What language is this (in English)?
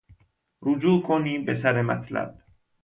Persian